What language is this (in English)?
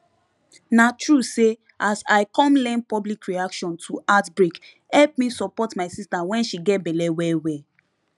Nigerian Pidgin